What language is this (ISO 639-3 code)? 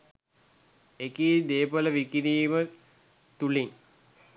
sin